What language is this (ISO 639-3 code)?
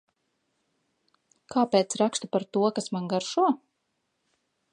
lav